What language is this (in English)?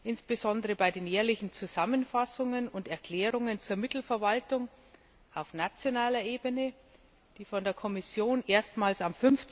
German